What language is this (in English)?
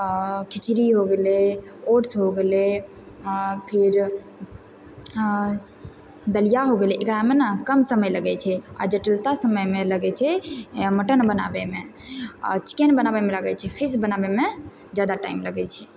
Maithili